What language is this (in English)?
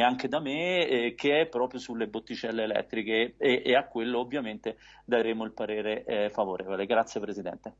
Italian